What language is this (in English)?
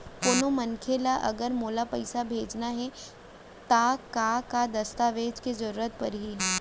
Chhattisgarhi